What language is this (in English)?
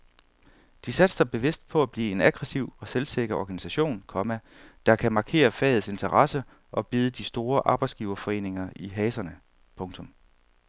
Danish